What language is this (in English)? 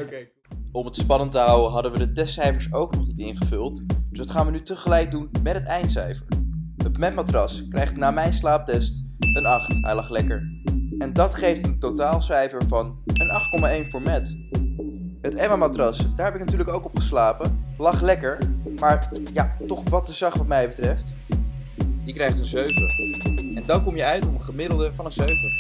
Dutch